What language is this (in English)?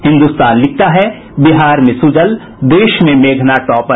Hindi